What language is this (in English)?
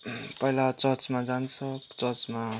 Nepali